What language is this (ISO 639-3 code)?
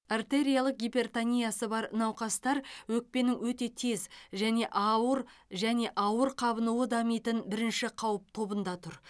kaz